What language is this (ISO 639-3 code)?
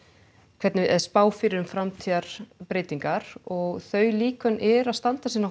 isl